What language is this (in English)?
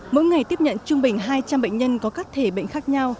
Vietnamese